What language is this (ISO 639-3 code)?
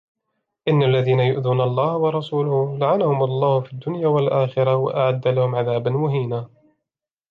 ara